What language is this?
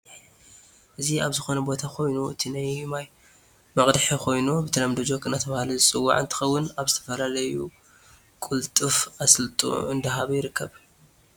Tigrinya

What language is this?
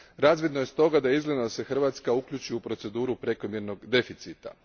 Croatian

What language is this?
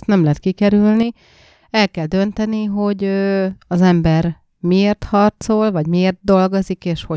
Hungarian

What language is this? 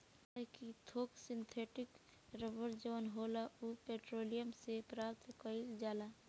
Bhojpuri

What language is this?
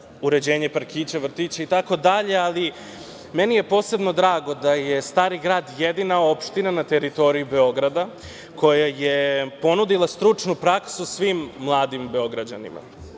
Serbian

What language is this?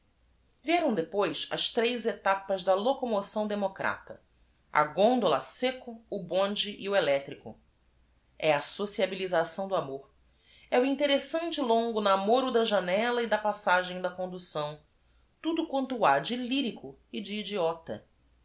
Portuguese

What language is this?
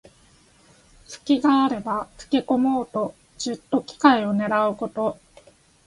Japanese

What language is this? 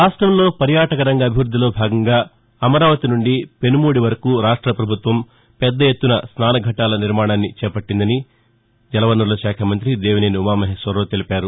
Telugu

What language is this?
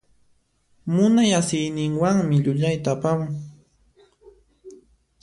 Puno Quechua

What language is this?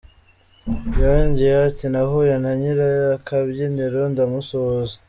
Kinyarwanda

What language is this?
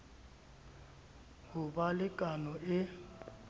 Southern Sotho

